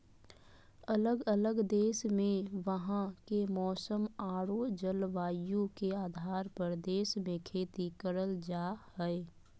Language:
Magahi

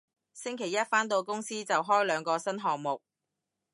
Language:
Cantonese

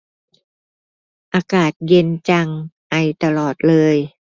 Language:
Thai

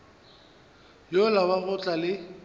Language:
Northern Sotho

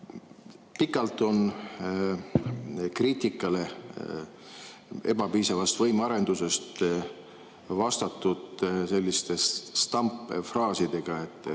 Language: Estonian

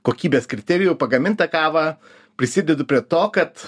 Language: Lithuanian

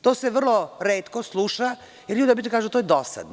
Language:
Serbian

